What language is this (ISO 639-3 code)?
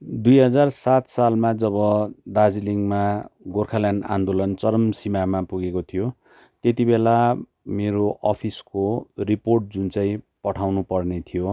nep